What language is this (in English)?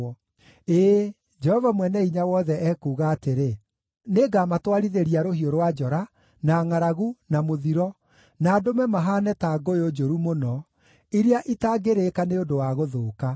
Kikuyu